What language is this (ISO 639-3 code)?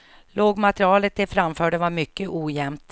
swe